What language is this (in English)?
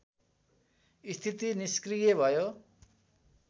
Nepali